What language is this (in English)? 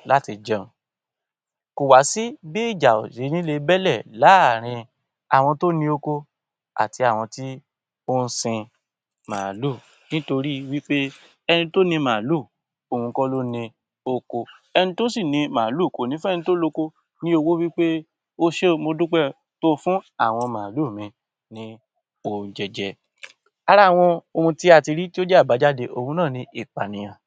Yoruba